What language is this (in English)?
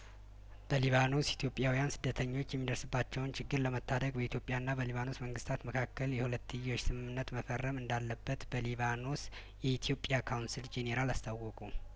Amharic